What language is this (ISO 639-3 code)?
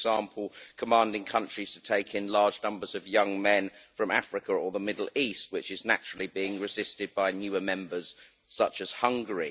eng